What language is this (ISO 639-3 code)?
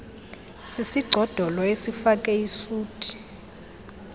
xho